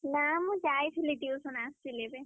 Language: Odia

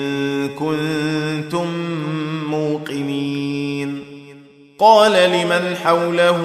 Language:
Arabic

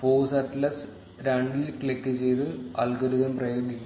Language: Malayalam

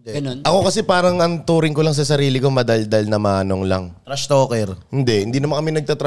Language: Filipino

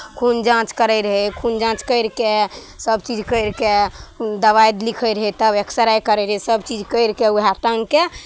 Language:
Maithili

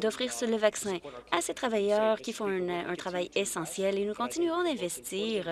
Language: French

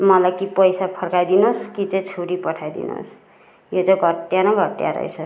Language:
Nepali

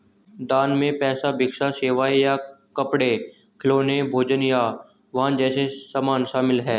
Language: Hindi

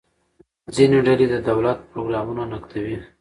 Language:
Pashto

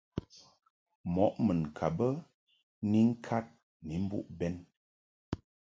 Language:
Mungaka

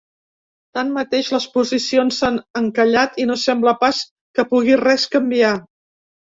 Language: Catalan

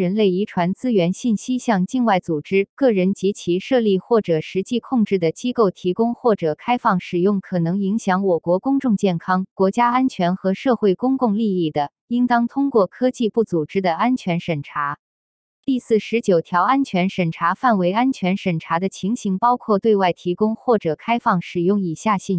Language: Chinese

